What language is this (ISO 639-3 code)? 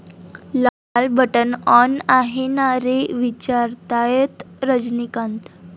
mar